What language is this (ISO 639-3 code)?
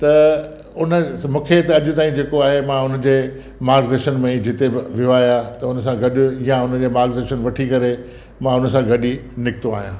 snd